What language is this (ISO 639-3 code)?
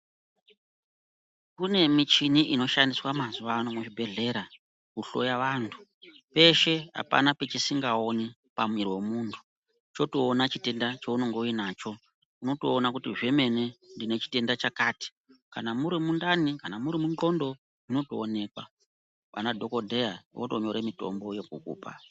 ndc